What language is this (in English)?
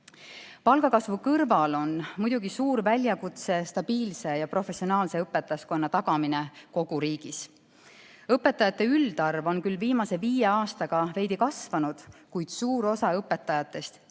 Estonian